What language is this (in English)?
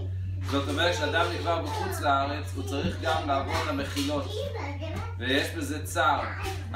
Hebrew